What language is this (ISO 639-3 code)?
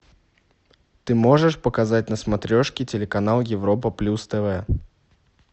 rus